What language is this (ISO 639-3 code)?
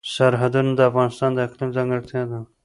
pus